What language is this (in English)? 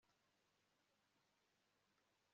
Kinyarwanda